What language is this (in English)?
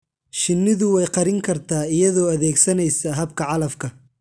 Somali